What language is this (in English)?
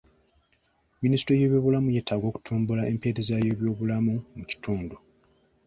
Ganda